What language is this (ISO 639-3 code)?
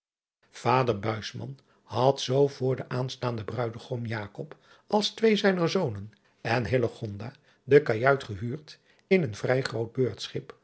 nld